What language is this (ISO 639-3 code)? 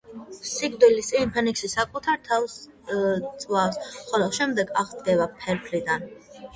kat